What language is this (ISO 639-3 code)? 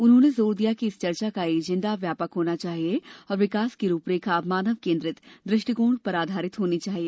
hin